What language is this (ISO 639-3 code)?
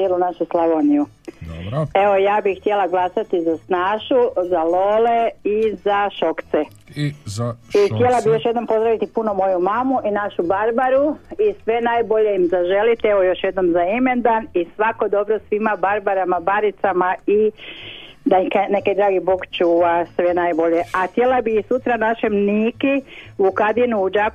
hrv